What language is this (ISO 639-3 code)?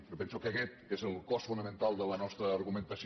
cat